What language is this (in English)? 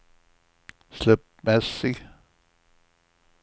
Swedish